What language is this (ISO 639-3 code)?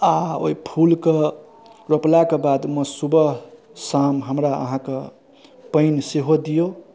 mai